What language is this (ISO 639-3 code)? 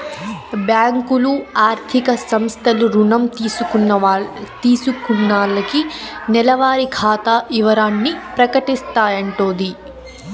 tel